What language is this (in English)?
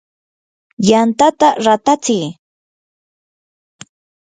Yanahuanca Pasco Quechua